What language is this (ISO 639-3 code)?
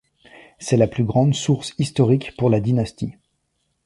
fra